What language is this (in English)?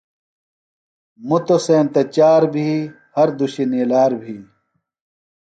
Phalura